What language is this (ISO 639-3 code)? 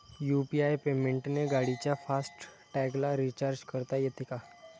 mar